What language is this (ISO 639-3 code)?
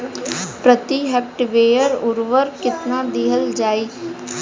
bho